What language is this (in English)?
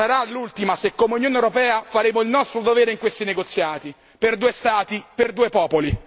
Italian